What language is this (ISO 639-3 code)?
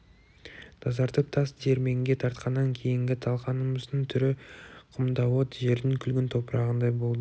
kaz